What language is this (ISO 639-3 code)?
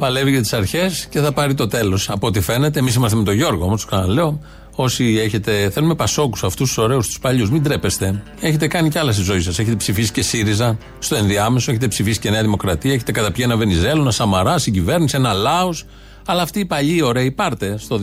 ell